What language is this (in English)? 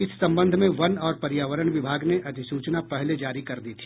Hindi